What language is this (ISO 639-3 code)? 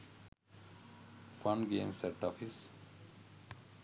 sin